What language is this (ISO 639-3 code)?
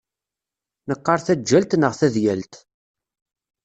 kab